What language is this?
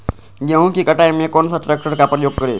Magahi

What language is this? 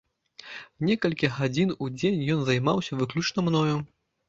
Belarusian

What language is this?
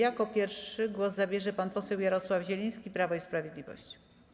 Polish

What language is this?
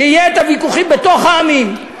Hebrew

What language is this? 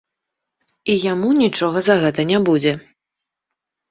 Belarusian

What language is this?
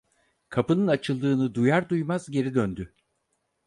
Turkish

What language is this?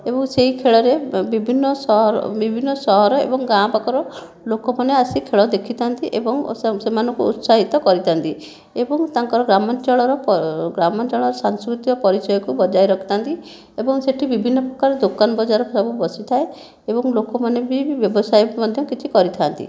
Odia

